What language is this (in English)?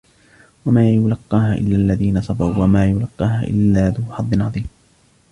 Arabic